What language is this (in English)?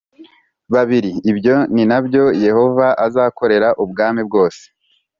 Kinyarwanda